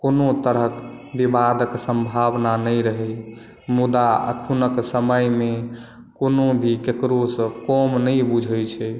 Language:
Maithili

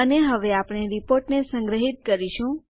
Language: Gujarati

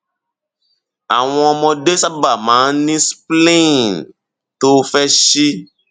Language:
Yoruba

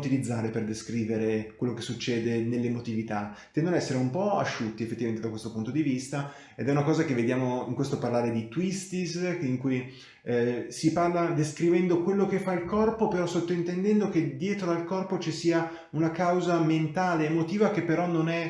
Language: Italian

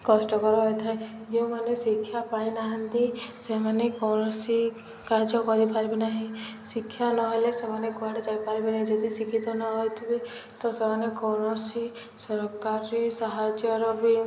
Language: Odia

